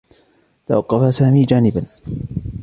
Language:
Arabic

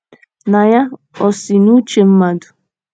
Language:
Igbo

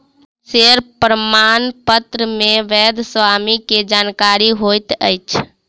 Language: Maithili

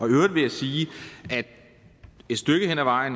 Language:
Danish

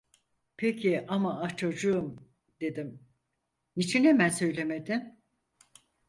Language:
Turkish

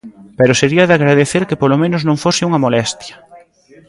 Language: Galician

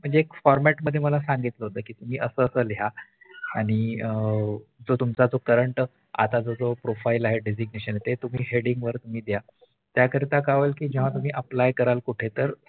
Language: Marathi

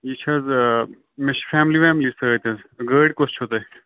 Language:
Kashmiri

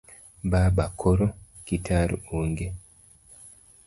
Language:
Luo (Kenya and Tanzania)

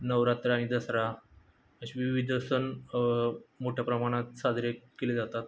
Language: Marathi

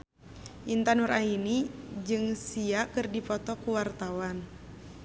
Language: Sundanese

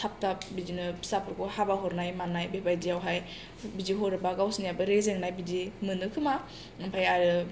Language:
Bodo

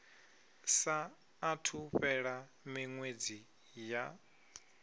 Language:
Venda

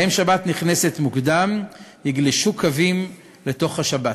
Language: Hebrew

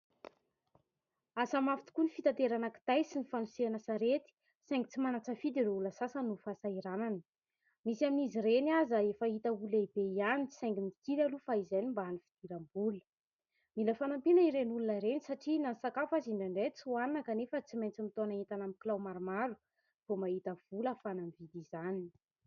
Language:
Malagasy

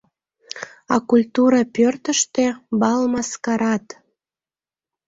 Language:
Mari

